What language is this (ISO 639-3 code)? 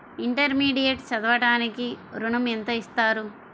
tel